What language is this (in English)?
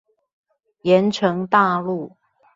Chinese